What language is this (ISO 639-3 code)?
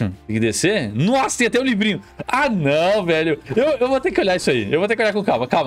por